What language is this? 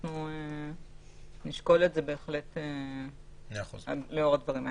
Hebrew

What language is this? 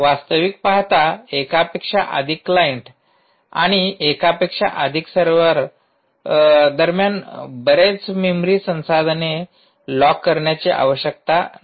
Marathi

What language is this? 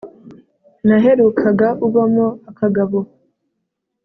Kinyarwanda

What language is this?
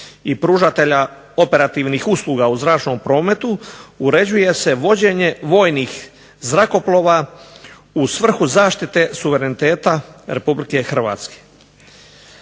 Croatian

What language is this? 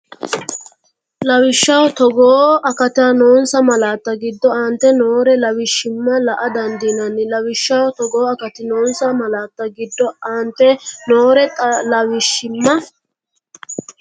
Sidamo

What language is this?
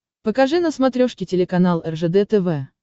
Russian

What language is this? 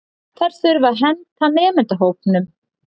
Icelandic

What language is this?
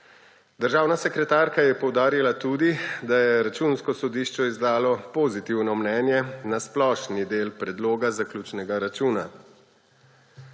Slovenian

